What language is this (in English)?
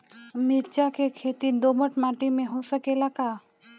Bhojpuri